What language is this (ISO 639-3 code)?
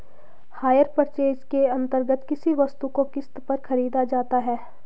hin